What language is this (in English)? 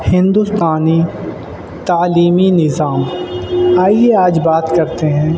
Urdu